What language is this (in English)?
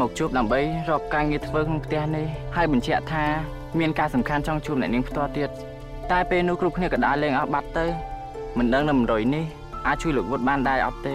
Thai